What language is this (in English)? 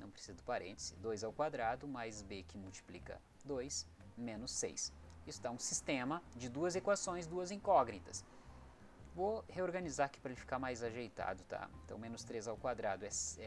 Portuguese